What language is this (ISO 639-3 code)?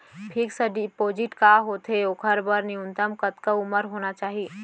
hne